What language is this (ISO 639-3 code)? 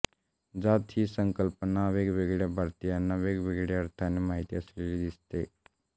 mar